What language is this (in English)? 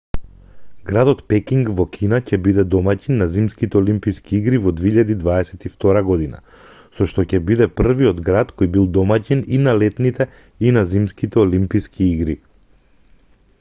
Macedonian